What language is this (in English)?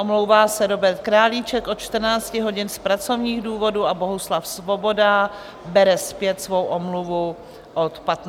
Czech